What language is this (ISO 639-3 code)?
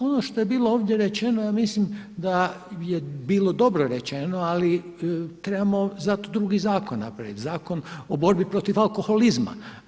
hrv